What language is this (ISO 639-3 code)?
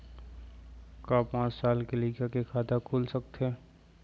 hne